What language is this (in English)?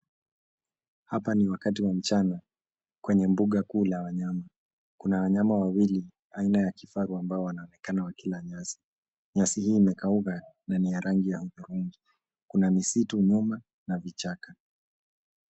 Swahili